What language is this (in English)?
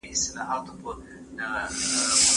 Pashto